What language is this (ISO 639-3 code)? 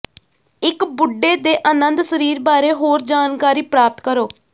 pan